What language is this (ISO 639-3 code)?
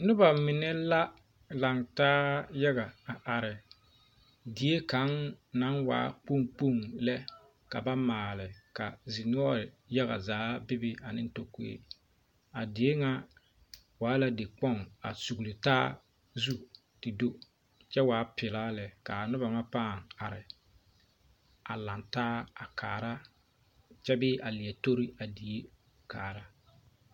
dga